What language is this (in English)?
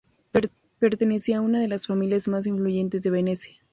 Spanish